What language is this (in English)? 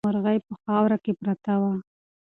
Pashto